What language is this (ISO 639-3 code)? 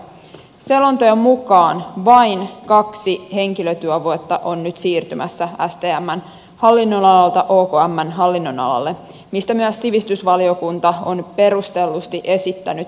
fin